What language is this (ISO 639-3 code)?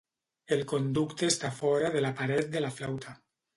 cat